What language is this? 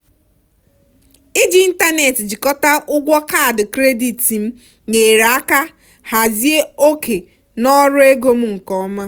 Igbo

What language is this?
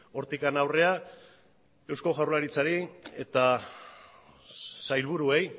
Basque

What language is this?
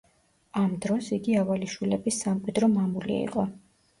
Georgian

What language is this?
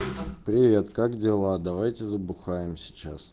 Russian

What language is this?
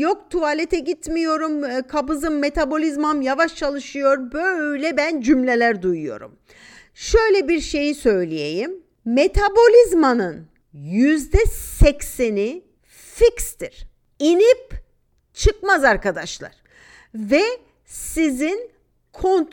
Turkish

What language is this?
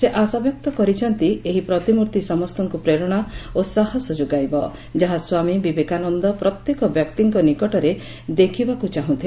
Odia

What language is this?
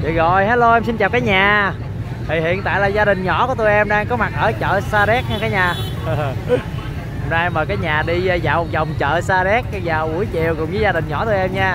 Vietnamese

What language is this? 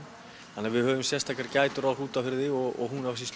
Icelandic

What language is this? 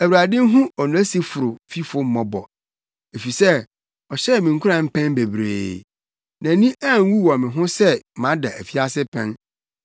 Akan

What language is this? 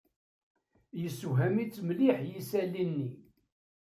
Kabyle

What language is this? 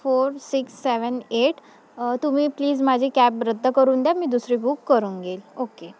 Marathi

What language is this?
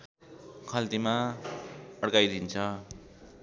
Nepali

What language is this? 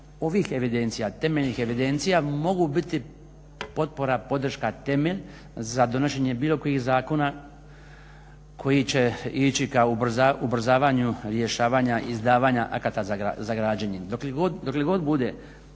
Croatian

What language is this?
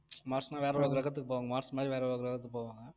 Tamil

